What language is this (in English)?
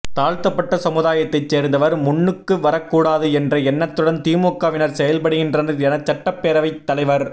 Tamil